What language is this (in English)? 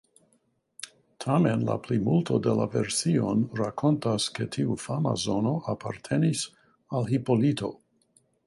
Esperanto